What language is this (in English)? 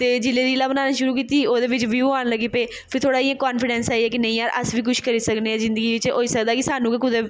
Dogri